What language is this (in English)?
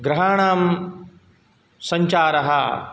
Sanskrit